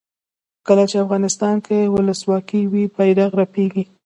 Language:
Pashto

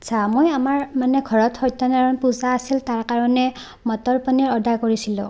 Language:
Assamese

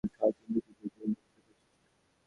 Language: Bangla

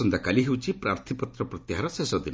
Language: Odia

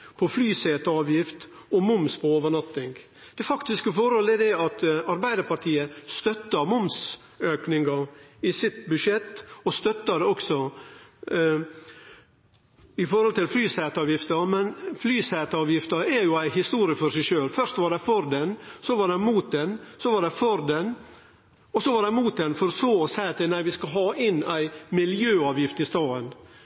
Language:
Norwegian Nynorsk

